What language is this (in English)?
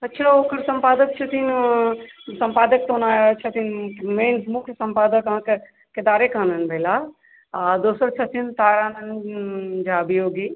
Maithili